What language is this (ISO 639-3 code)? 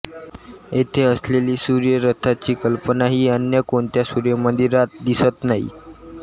mar